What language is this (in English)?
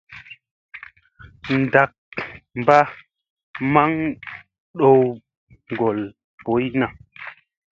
Musey